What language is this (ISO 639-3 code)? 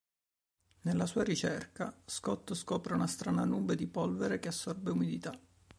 ita